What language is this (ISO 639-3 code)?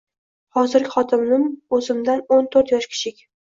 uzb